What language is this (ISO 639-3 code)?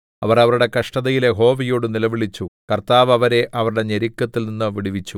mal